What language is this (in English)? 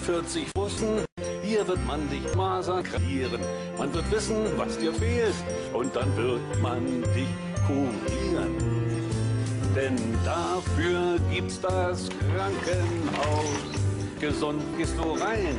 German